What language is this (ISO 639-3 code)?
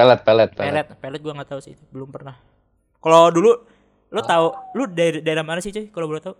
ind